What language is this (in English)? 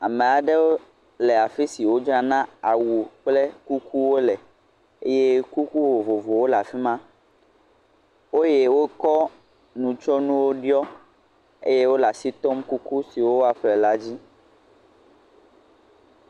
Ewe